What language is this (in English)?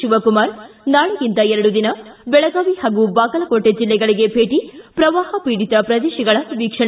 Kannada